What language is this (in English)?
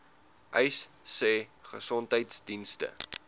Afrikaans